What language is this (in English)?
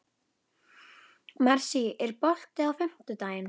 Icelandic